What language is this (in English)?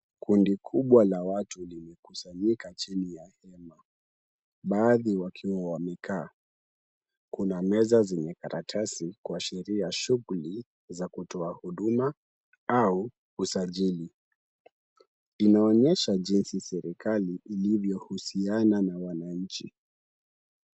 Swahili